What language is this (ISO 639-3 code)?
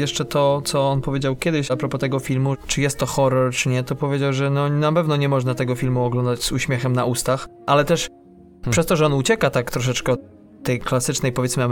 pol